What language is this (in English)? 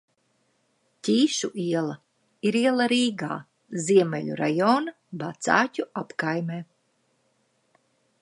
Latvian